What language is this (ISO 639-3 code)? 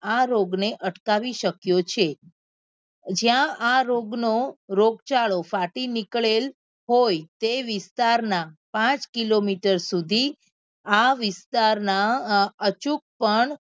guj